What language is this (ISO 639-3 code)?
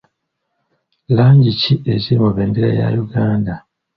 lug